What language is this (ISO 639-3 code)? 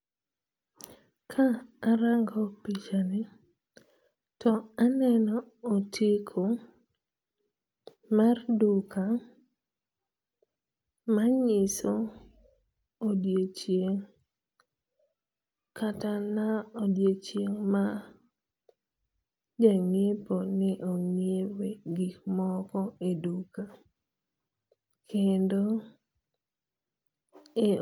luo